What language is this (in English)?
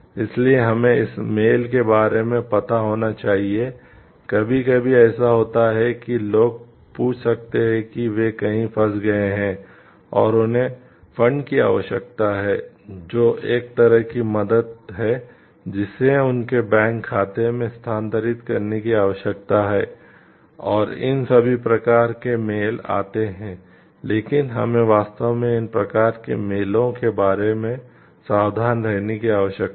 Hindi